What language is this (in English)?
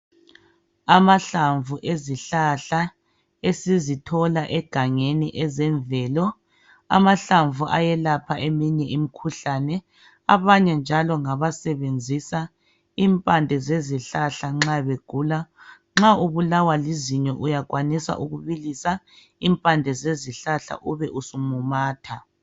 North Ndebele